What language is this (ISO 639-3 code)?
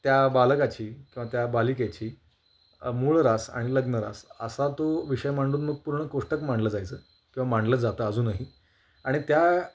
mar